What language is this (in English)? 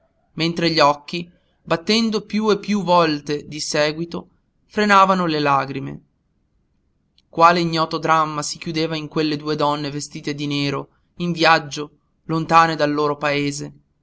Italian